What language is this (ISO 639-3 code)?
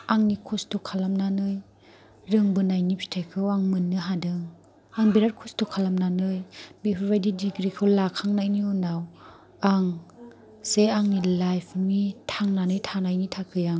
brx